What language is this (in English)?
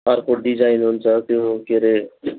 Nepali